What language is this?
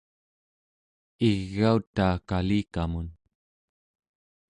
Central Yupik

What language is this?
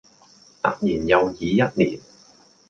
Cantonese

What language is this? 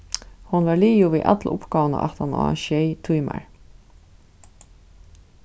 Faroese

